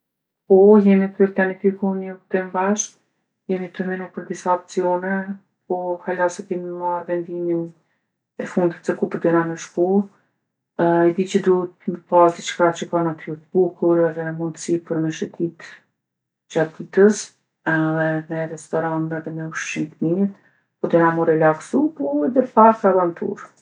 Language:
Gheg Albanian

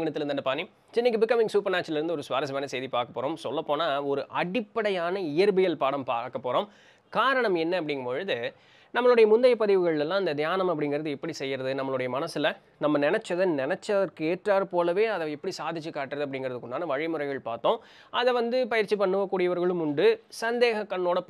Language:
Tamil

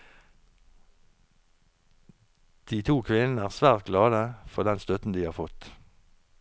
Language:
Norwegian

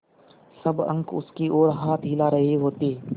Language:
Hindi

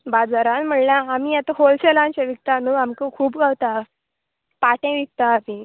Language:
Konkani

